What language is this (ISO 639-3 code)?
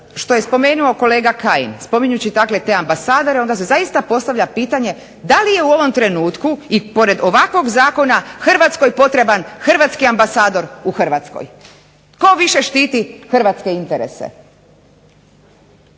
hrv